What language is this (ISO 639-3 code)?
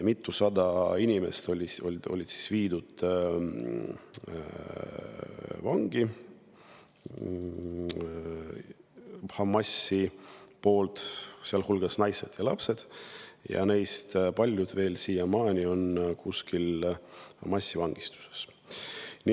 est